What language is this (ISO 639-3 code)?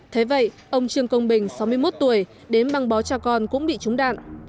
vie